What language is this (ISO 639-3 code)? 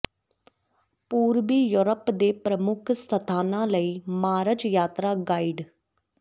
pan